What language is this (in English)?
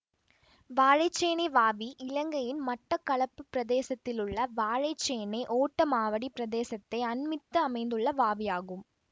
Tamil